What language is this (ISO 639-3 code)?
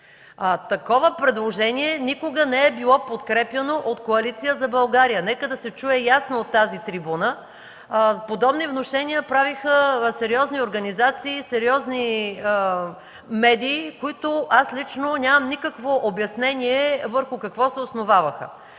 bul